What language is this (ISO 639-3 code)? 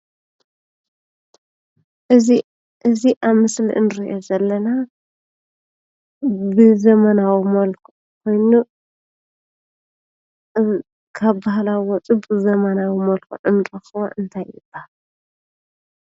tir